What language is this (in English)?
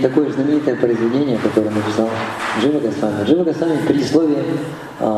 Russian